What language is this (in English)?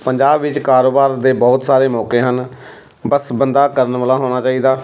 Punjabi